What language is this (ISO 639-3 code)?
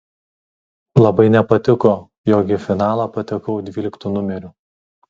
lit